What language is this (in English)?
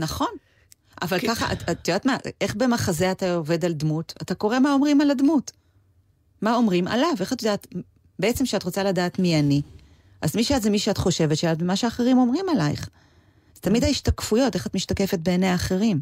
Hebrew